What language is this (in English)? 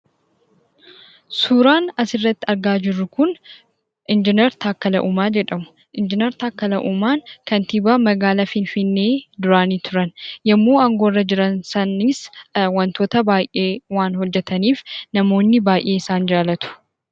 Oromo